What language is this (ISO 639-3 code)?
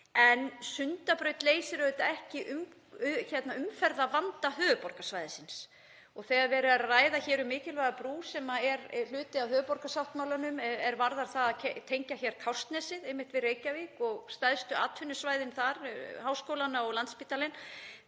isl